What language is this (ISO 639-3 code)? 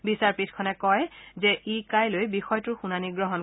asm